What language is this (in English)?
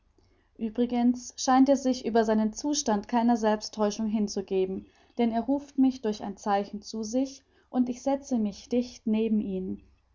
German